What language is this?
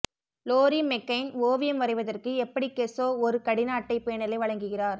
Tamil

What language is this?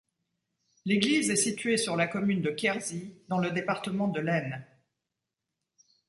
French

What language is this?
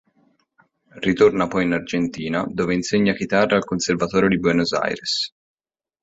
Italian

